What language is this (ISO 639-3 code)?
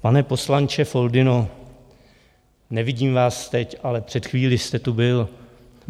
ces